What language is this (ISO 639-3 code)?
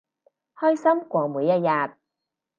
yue